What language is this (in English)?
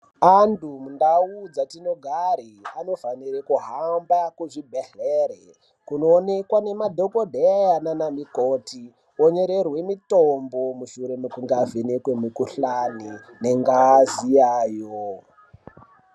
Ndau